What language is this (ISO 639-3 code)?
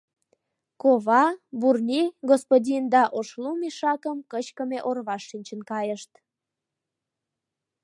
chm